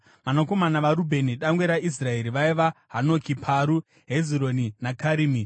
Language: Shona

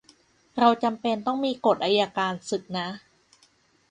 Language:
Thai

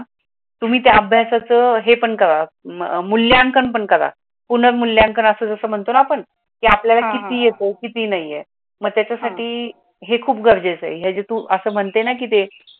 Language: Marathi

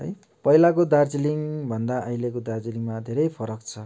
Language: Nepali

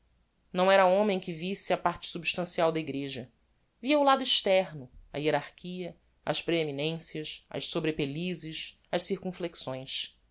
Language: Portuguese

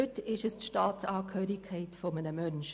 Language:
Swiss German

